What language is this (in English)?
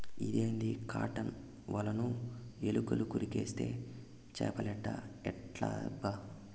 Telugu